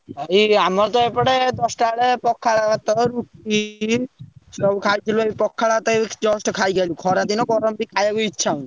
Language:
Odia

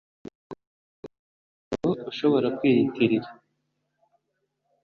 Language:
Kinyarwanda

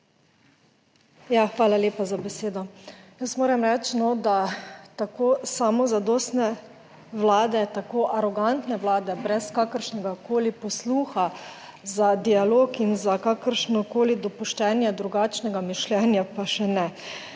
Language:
Slovenian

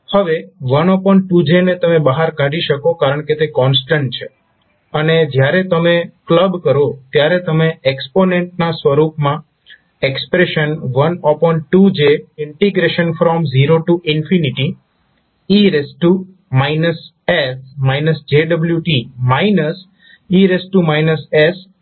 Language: Gujarati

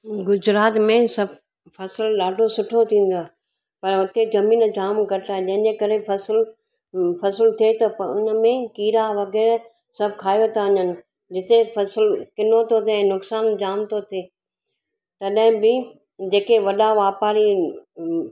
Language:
Sindhi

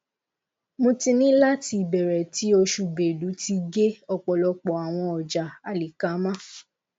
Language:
Yoruba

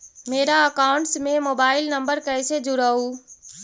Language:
Magahi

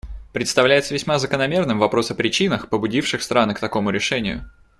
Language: Russian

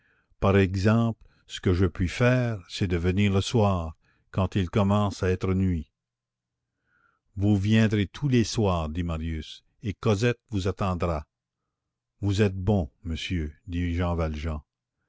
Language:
French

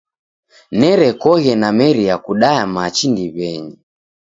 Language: Taita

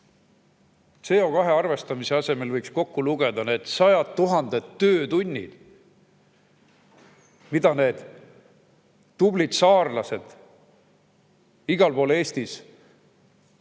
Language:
Estonian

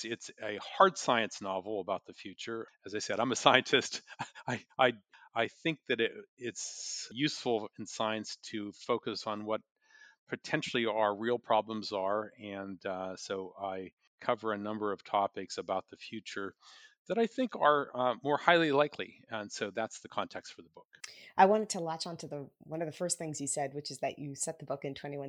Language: English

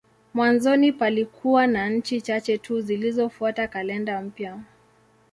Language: Swahili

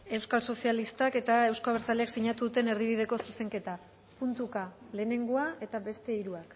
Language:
Basque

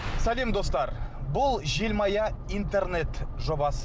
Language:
Kazakh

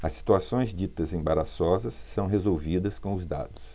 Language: Portuguese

